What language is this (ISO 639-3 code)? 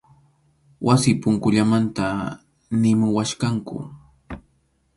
qxu